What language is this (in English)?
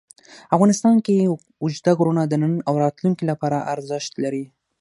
Pashto